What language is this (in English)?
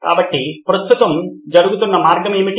Telugu